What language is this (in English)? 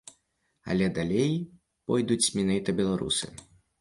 Belarusian